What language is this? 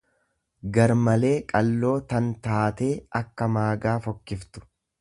Oromo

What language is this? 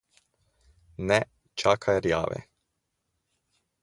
Slovenian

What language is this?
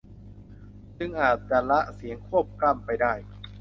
Thai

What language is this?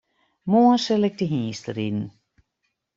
Western Frisian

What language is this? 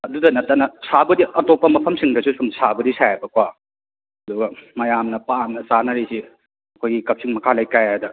Manipuri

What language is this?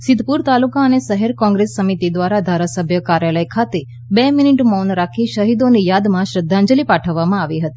Gujarati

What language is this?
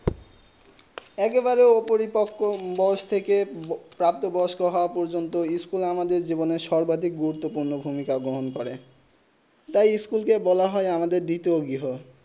Bangla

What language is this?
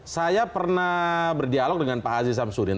Indonesian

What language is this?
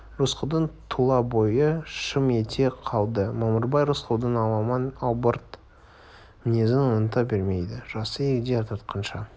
Kazakh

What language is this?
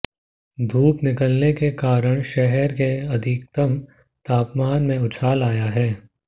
Hindi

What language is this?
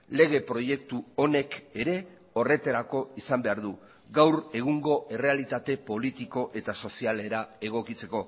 Basque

